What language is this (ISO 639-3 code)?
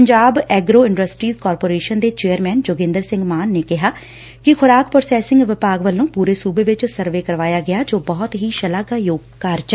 pan